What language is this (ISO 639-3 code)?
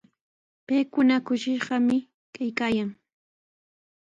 qws